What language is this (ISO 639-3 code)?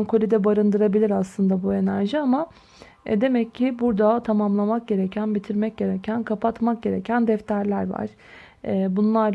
tur